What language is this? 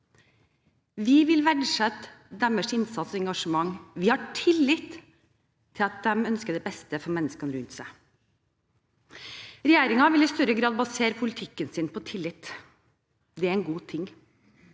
Norwegian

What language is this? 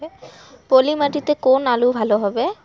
Bangla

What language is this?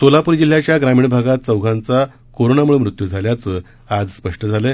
Marathi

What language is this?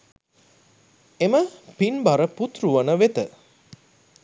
Sinhala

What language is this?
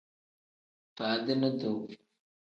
Tem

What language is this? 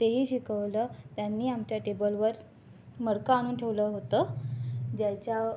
Marathi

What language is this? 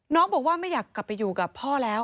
Thai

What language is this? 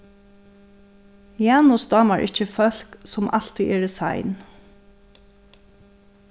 Faroese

